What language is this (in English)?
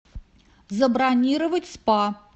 Russian